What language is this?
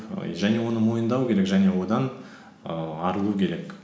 Kazakh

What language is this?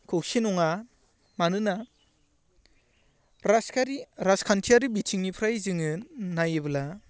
Bodo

